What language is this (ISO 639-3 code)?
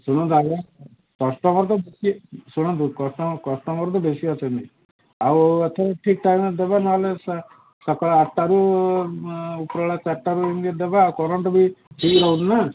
ori